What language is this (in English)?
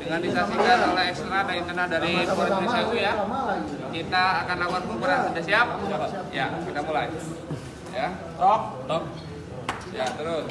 Indonesian